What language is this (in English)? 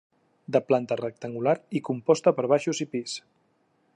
Catalan